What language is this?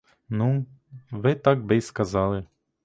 Ukrainian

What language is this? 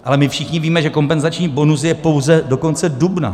Czech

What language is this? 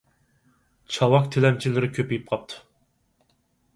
Uyghur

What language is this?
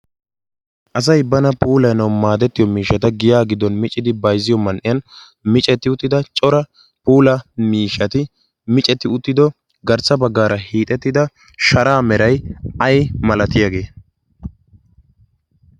Wolaytta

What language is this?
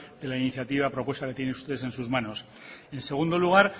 Spanish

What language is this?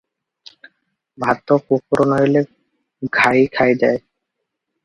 Odia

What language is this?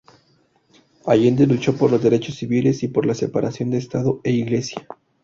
Spanish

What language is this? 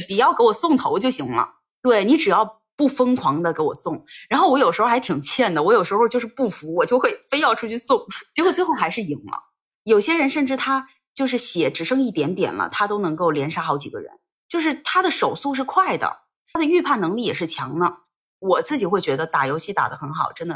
Chinese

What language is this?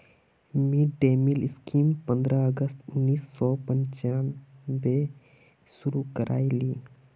Magahi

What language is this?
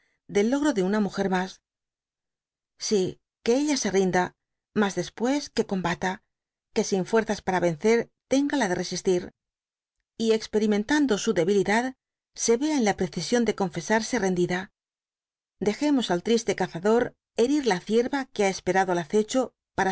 Spanish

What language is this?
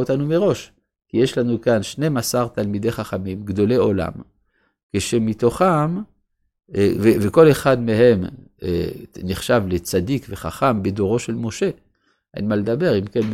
Hebrew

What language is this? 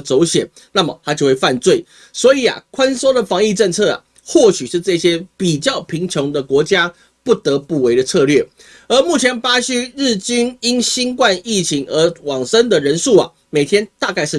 Chinese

